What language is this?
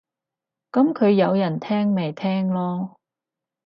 Cantonese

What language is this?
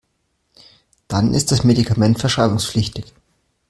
German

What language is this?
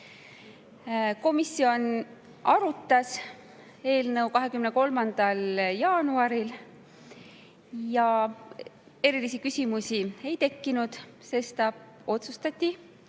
Estonian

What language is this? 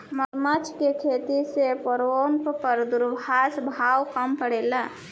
Bhojpuri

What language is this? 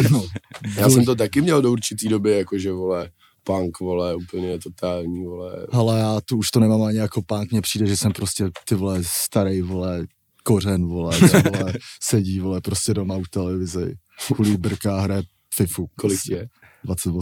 Czech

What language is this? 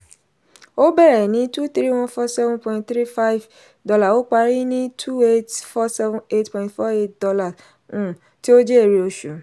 Yoruba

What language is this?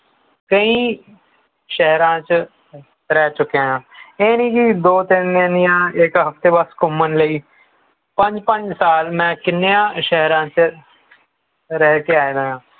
Punjabi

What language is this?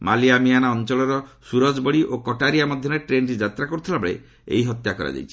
Odia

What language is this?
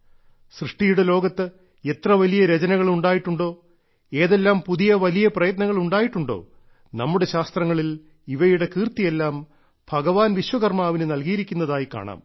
Malayalam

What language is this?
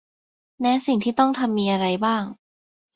Thai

